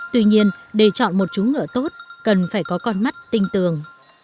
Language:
Vietnamese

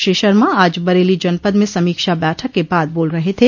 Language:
Hindi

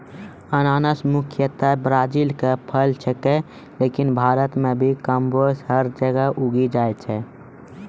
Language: Maithili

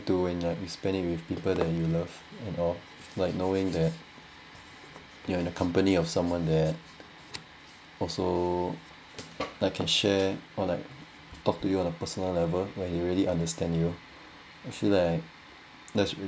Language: English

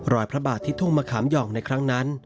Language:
Thai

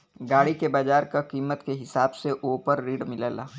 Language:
Bhojpuri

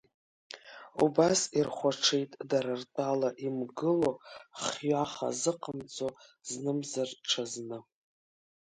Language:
Abkhazian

